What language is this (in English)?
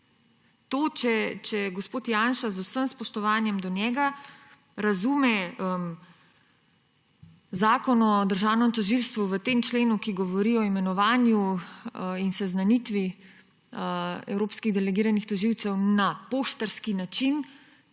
Slovenian